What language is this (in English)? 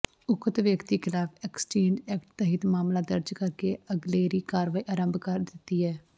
Punjabi